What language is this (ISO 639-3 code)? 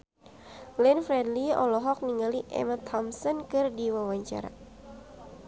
sun